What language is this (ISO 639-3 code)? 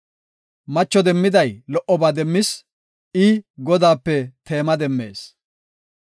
gof